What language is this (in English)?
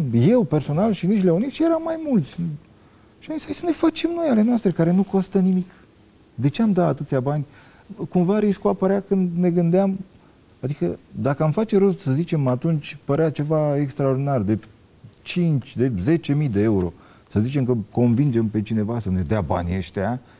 Romanian